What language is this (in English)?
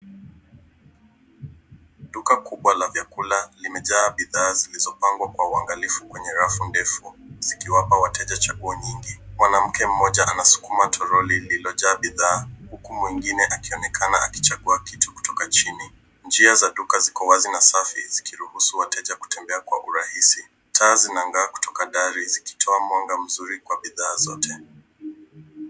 Swahili